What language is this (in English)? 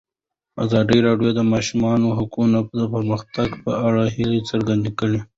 Pashto